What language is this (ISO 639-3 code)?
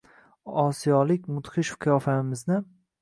uzb